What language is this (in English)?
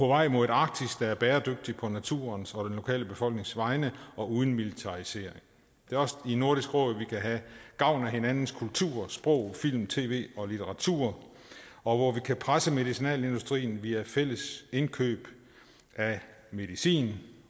Danish